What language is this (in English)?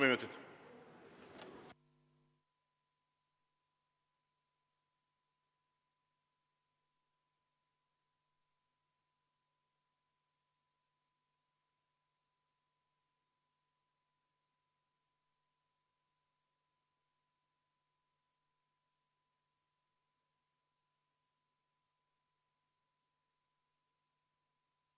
Estonian